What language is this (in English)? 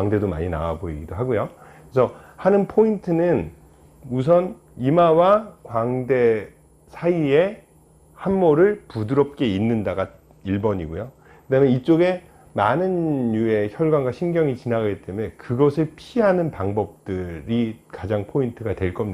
Korean